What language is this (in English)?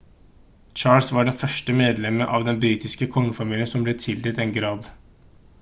Norwegian Bokmål